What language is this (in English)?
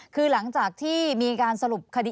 Thai